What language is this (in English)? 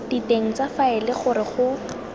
Tswana